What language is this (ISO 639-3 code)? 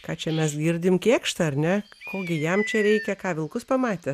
lit